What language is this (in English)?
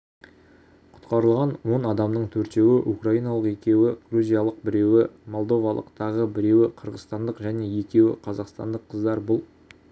Kazakh